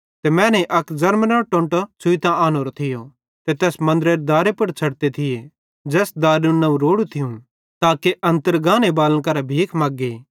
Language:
Bhadrawahi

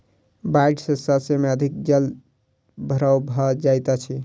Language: Maithili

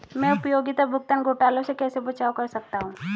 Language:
Hindi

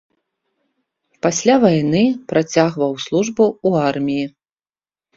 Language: Belarusian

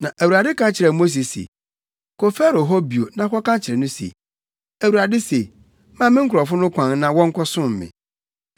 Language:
Akan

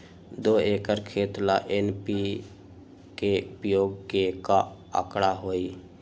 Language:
Magahi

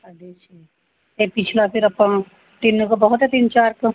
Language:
Punjabi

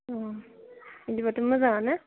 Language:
Bodo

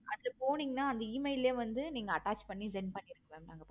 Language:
Tamil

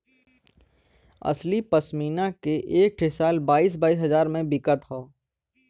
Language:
Bhojpuri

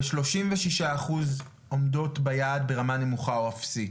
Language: Hebrew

